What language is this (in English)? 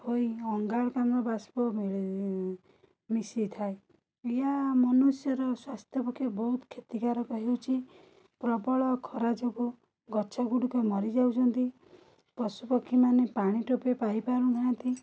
Odia